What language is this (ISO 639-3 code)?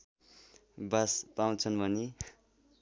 nep